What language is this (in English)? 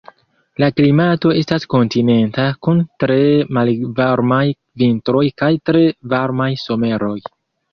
Esperanto